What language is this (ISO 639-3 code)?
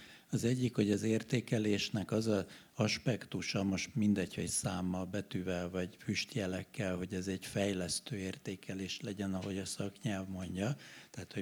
hun